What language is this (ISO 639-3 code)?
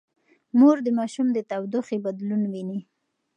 pus